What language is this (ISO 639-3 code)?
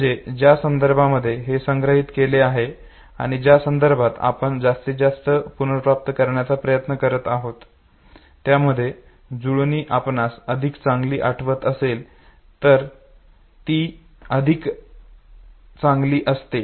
mar